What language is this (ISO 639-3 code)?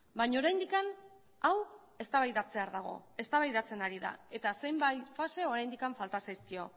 eus